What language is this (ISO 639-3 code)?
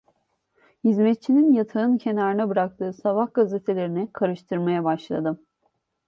tur